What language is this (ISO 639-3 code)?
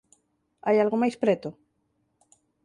glg